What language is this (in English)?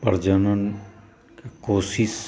Maithili